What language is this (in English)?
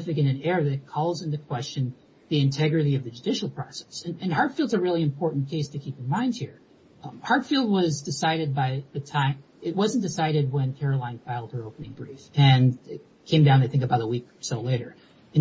English